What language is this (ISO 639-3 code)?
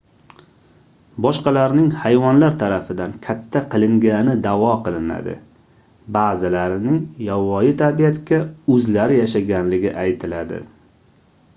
uzb